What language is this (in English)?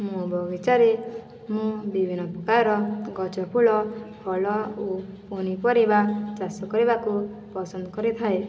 Odia